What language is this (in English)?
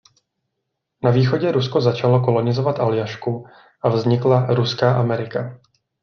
Czech